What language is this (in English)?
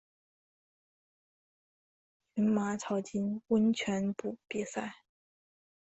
Chinese